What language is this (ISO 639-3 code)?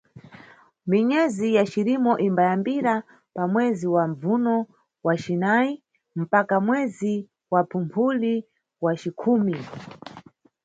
nyu